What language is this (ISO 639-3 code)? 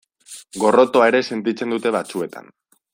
eus